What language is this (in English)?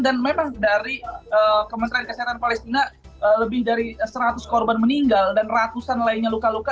Indonesian